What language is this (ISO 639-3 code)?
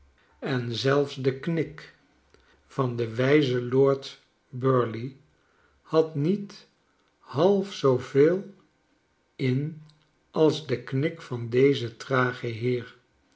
nld